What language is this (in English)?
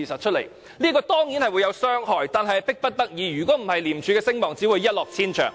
Cantonese